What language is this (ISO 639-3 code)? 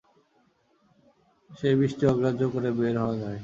ben